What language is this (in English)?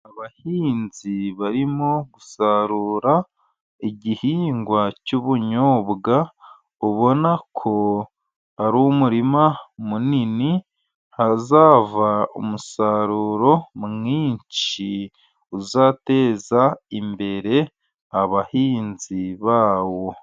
Kinyarwanda